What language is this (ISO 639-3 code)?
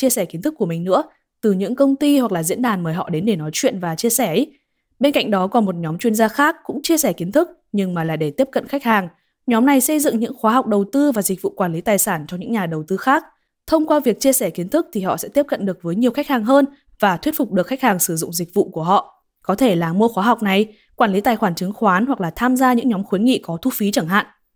vie